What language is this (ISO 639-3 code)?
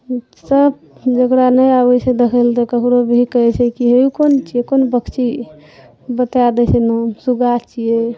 mai